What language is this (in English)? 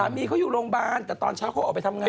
Thai